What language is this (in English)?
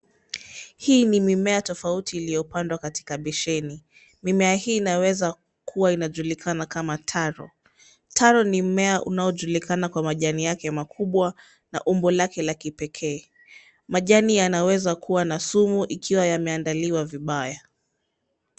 Swahili